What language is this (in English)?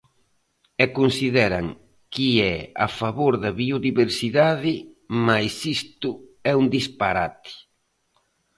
Galician